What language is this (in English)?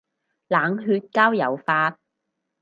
Cantonese